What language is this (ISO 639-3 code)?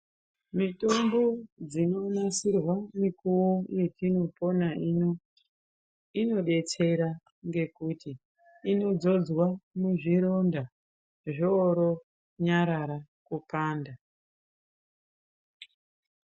ndc